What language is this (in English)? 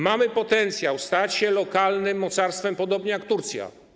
Polish